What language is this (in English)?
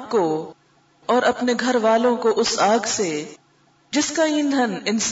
Urdu